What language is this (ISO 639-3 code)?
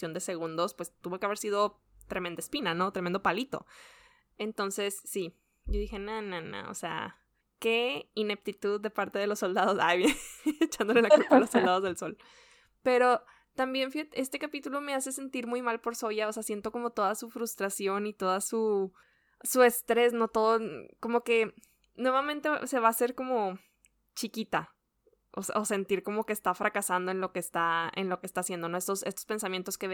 spa